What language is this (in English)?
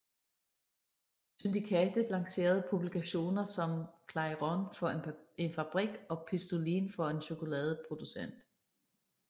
Danish